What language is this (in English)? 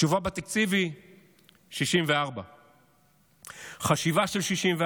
Hebrew